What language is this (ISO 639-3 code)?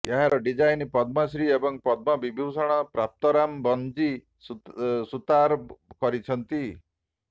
ori